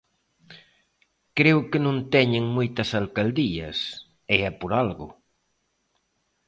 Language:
Galician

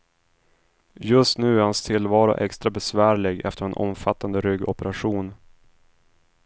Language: Swedish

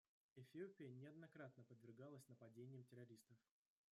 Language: Russian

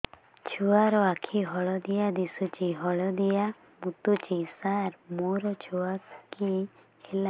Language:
Odia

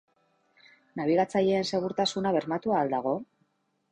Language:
Basque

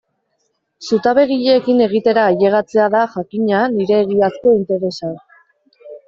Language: Basque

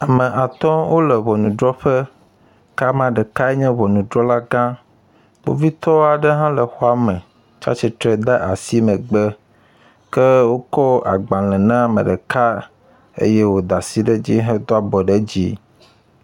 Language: Ewe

